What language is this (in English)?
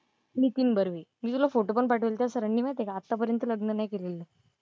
Marathi